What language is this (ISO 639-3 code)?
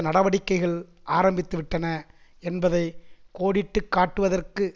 tam